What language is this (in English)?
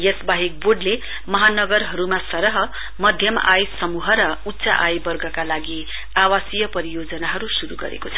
Nepali